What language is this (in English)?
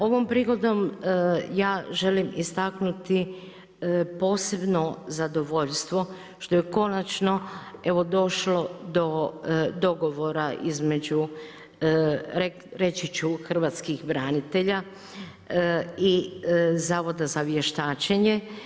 Croatian